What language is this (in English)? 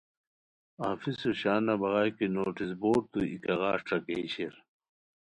Khowar